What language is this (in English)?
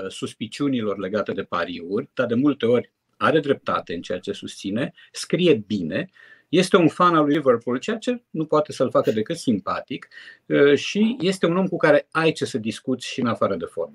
Romanian